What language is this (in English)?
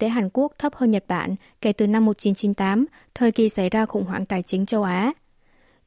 Vietnamese